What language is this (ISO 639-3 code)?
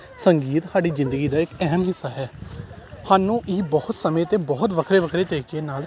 pan